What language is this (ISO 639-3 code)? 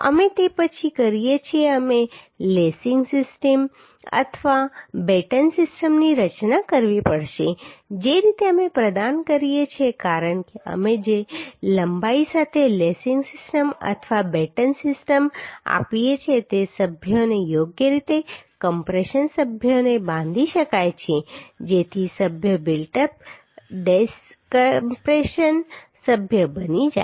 guj